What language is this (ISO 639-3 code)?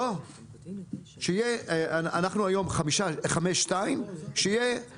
heb